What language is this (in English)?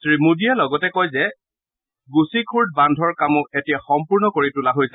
Assamese